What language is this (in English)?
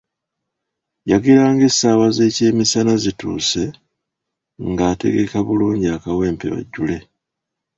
Ganda